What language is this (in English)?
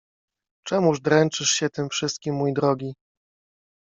Polish